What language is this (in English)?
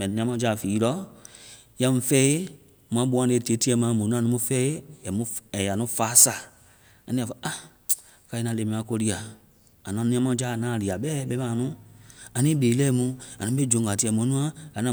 Vai